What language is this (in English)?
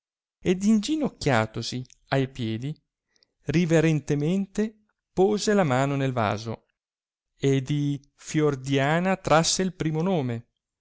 Italian